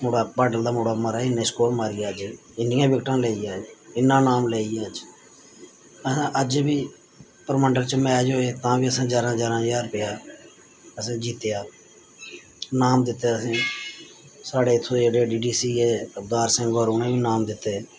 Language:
Dogri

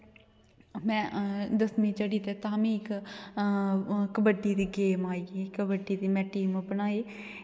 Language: Dogri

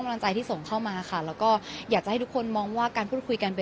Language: Thai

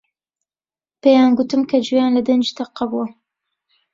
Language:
Central Kurdish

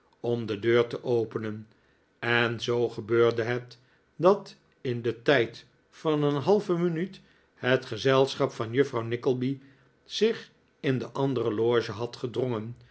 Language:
Dutch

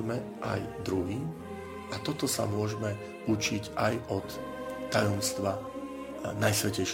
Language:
Slovak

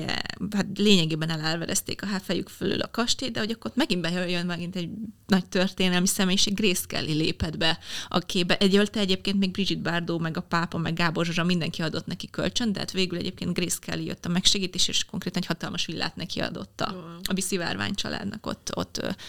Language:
Hungarian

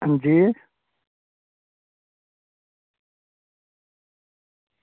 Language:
Dogri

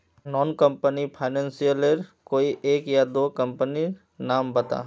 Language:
Magahi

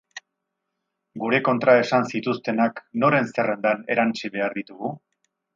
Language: Basque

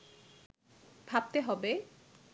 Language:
Bangla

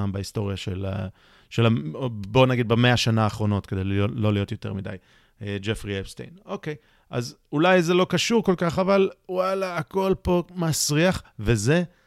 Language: Hebrew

